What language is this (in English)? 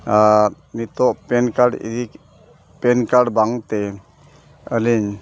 Santali